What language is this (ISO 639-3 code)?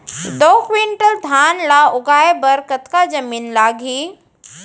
hne